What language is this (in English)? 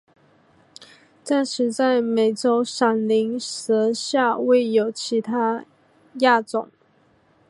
Chinese